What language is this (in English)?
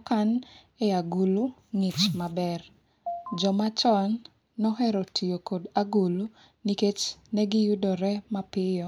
Luo (Kenya and Tanzania)